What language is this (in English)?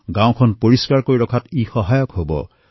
Assamese